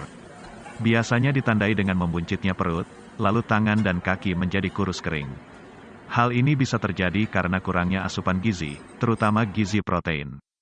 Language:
Indonesian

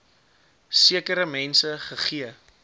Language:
Afrikaans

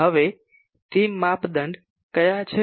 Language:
Gujarati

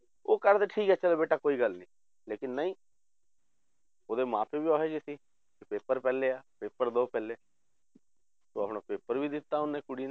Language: Punjabi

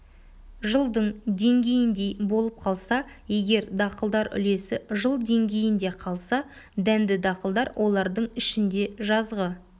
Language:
Kazakh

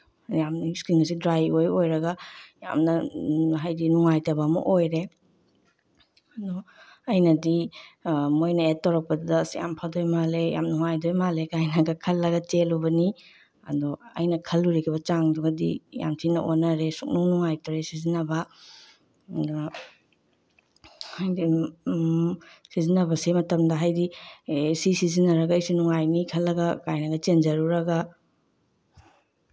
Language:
Manipuri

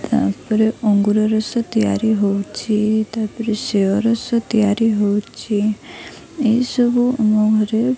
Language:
Odia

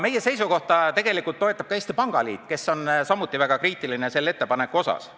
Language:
Estonian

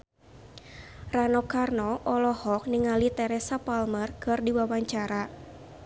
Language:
Sundanese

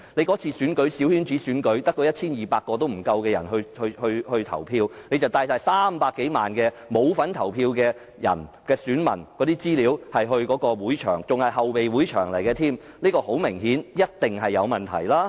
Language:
Cantonese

